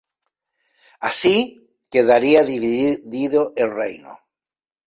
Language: Spanish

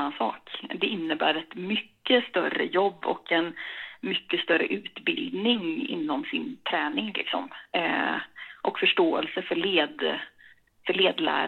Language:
Swedish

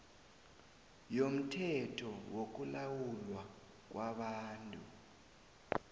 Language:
South Ndebele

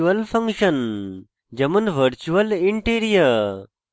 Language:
Bangla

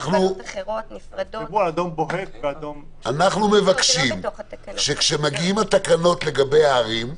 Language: Hebrew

